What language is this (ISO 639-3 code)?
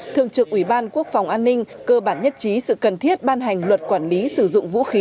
vie